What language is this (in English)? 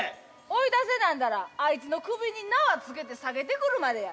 Japanese